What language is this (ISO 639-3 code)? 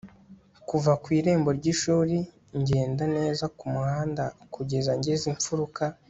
kin